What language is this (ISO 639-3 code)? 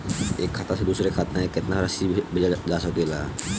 bho